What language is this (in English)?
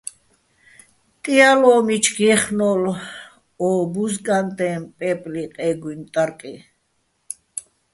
Bats